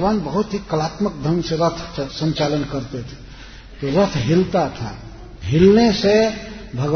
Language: Hindi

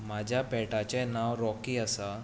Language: Konkani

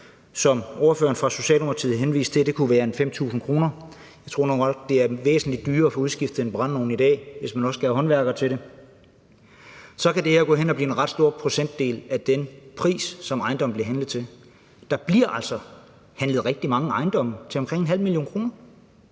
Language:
Danish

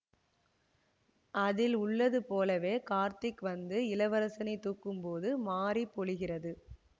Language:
Tamil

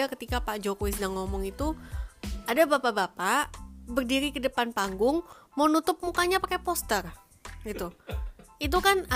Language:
Indonesian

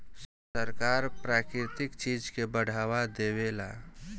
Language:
Bhojpuri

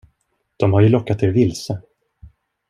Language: Swedish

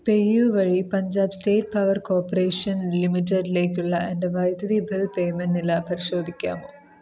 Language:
Malayalam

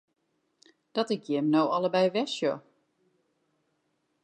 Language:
Western Frisian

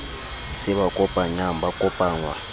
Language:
Southern Sotho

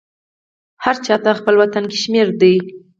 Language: Pashto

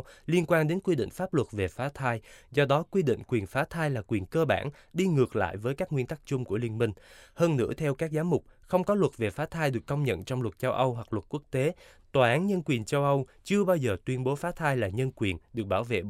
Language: Vietnamese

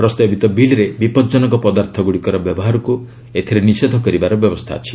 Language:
Odia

